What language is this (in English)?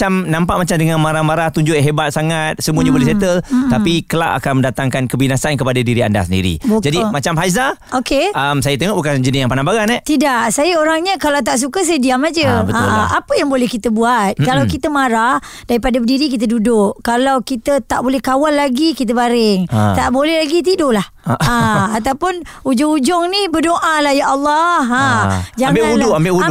Malay